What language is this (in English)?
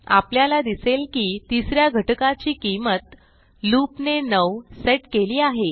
Marathi